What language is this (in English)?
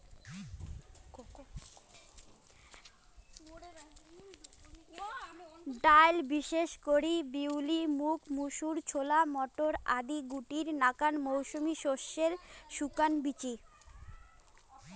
Bangla